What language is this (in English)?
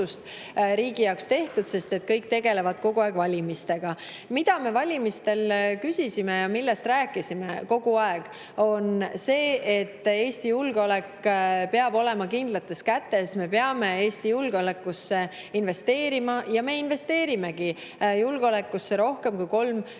Estonian